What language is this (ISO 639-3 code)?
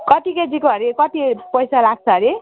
nep